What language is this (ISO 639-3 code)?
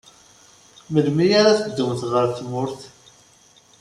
kab